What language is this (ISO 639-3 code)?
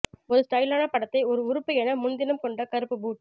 tam